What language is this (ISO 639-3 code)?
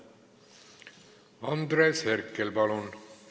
est